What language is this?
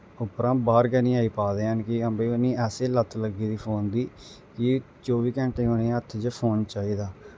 Dogri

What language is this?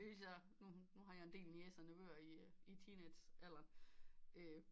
Danish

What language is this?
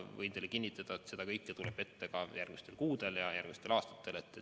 Estonian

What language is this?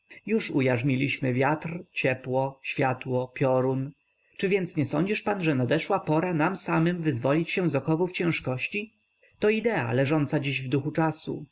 Polish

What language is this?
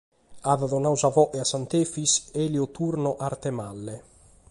Sardinian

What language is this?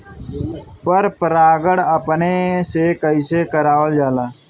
Bhojpuri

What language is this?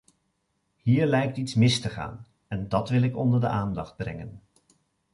Dutch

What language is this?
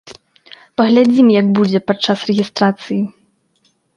Belarusian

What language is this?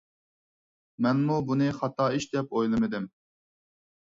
Uyghur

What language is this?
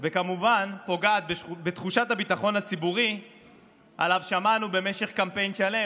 Hebrew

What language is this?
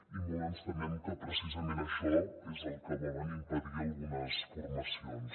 Catalan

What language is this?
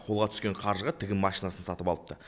Kazakh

